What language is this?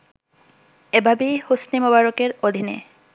Bangla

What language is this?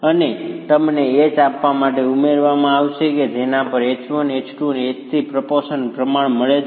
Gujarati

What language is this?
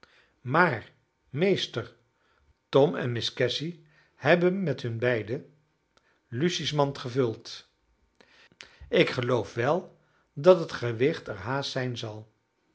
Dutch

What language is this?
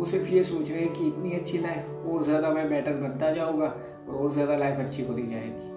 Hindi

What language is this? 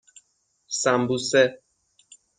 Persian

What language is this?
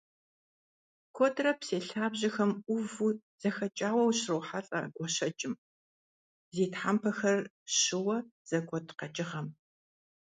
Kabardian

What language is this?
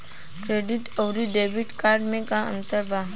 Bhojpuri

